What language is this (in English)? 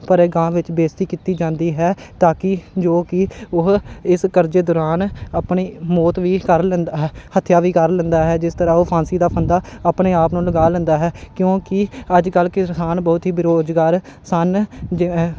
Punjabi